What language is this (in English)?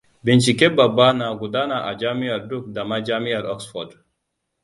Hausa